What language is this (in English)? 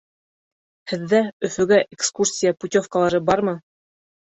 Bashkir